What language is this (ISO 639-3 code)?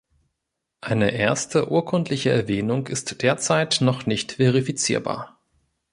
deu